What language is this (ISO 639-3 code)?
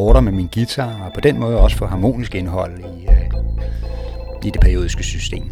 dan